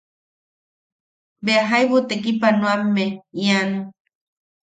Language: Yaqui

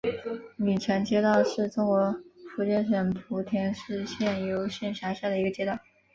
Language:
Chinese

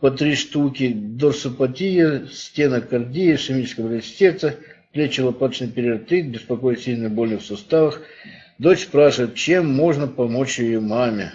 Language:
Russian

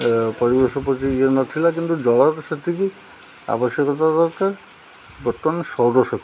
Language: Odia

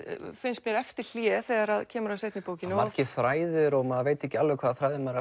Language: Icelandic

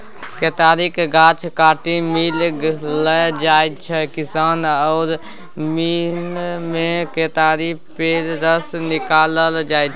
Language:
Maithili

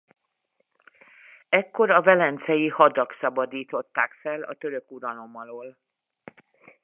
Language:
Hungarian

